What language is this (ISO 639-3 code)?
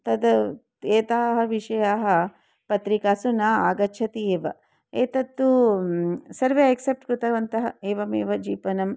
san